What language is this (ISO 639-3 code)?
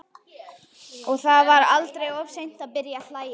isl